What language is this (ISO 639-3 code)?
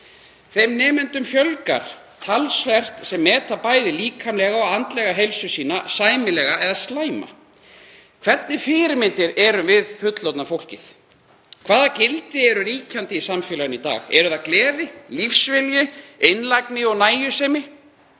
isl